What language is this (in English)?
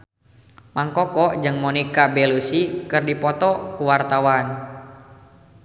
Sundanese